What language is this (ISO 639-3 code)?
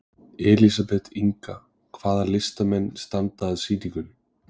isl